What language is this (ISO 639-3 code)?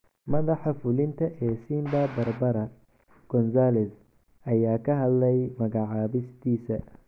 som